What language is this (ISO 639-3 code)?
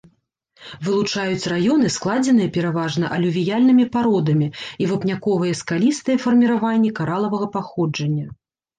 bel